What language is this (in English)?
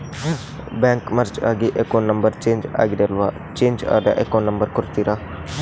Kannada